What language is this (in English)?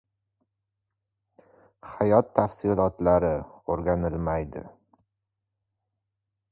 Uzbek